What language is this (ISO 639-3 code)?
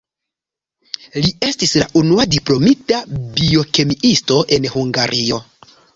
epo